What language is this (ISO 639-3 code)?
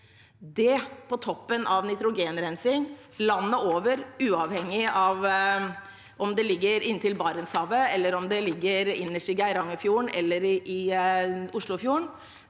nor